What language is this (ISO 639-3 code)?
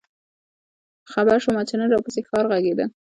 pus